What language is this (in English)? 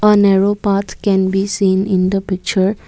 English